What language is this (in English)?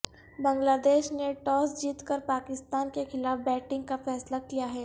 Urdu